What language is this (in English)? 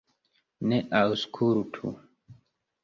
Esperanto